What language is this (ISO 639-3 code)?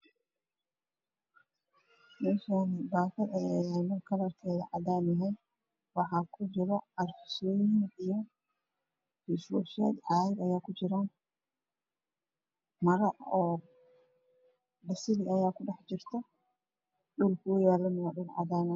som